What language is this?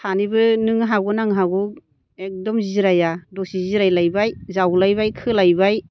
Bodo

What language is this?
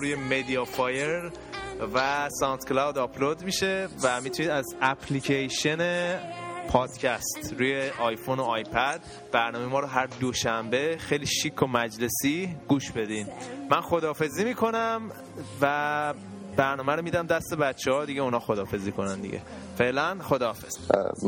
Persian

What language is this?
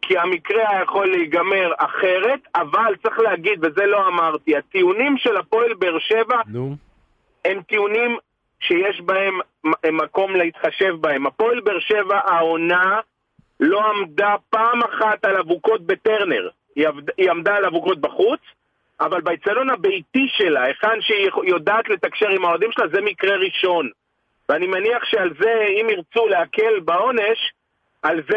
Hebrew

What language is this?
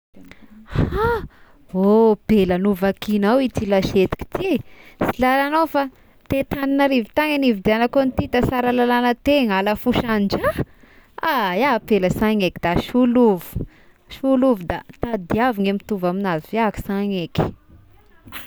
Tesaka Malagasy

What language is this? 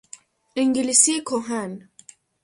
Persian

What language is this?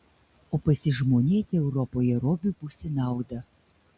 Lithuanian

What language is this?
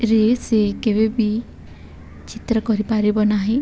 Odia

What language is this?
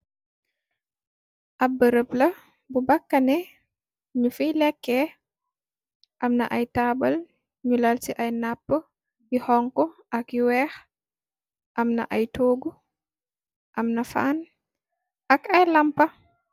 Wolof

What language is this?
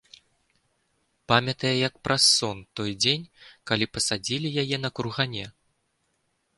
Belarusian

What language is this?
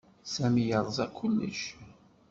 Kabyle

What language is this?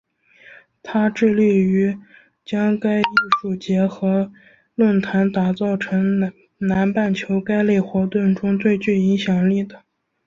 Chinese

